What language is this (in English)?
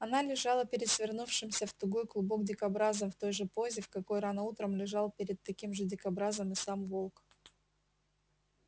Russian